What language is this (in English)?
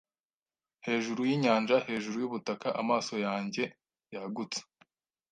Kinyarwanda